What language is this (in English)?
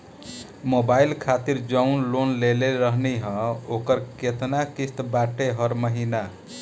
Bhojpuri